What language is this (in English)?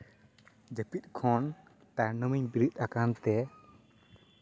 Santali